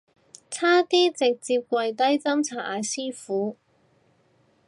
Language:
Cantonese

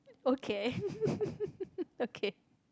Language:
English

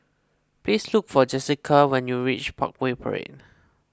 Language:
English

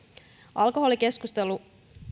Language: Finnish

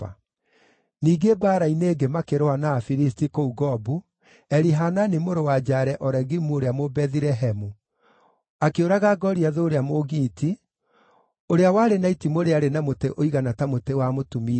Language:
Kikuyu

